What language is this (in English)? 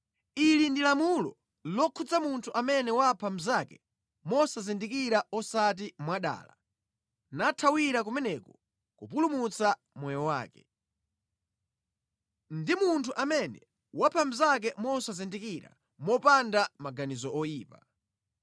Nyanja